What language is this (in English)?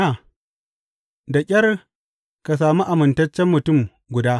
Hausa